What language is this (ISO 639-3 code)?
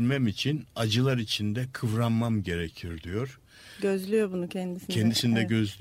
tur